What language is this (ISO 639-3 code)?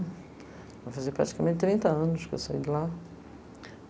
por